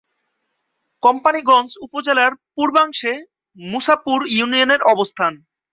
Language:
Bangla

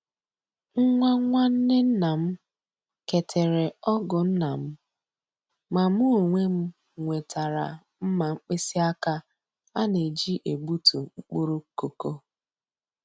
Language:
Igbo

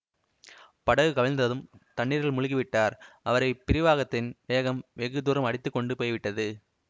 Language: Tamil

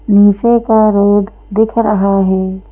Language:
Hindi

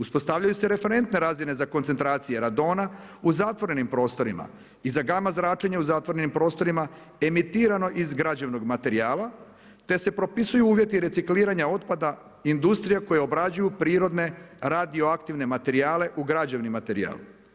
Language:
Croatian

